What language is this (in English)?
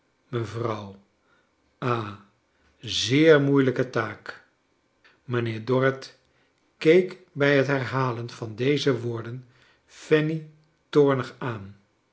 Dutch